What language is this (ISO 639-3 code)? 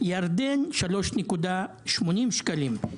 heb